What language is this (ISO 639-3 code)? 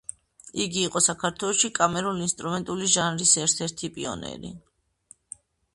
kat